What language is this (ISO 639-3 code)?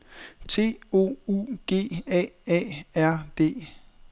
dan